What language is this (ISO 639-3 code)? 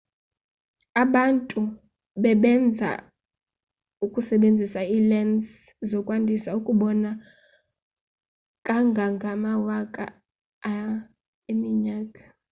xho